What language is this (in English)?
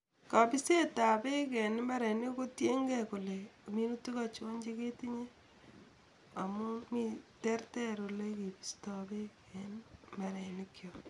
Kalenjin